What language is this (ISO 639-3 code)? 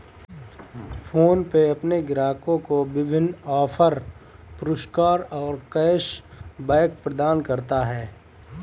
hin